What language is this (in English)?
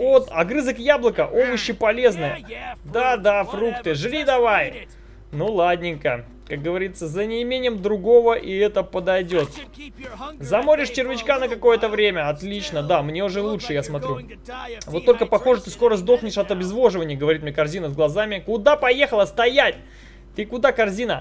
Russian